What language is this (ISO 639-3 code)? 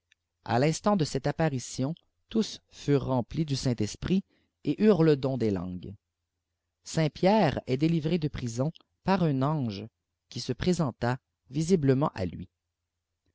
fra